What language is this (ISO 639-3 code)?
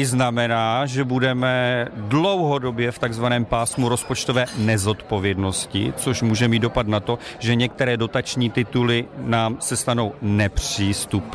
ces